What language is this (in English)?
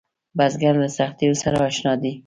Pashto